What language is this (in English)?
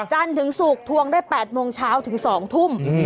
Thai